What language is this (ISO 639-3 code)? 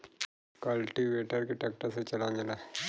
bho